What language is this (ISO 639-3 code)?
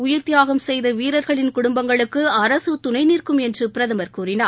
tam